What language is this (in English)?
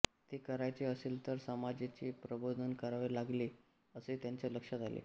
Marathi